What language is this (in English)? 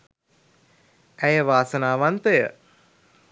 Sinhala